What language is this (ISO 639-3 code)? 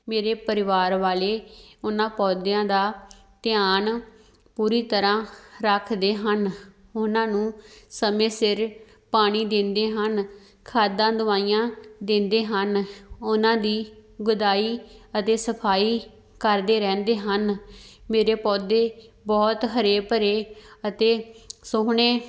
pan